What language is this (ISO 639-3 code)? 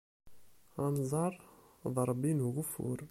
kab